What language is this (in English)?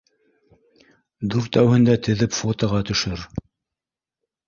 Bashkir